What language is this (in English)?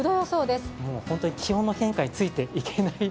Japanese